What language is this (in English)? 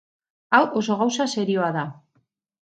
Basque